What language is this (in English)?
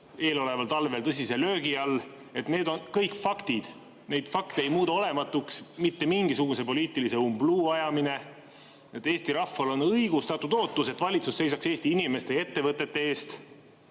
Estonian